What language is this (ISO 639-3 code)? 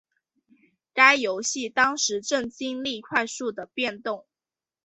zho